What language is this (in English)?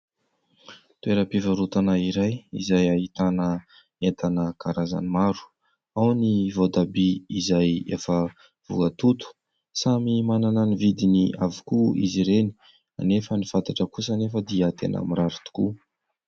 Malagasy